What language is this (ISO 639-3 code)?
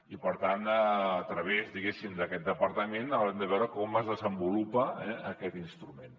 cat